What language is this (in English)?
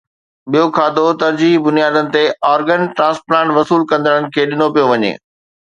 Sindhi